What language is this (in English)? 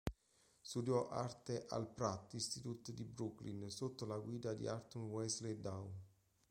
Italian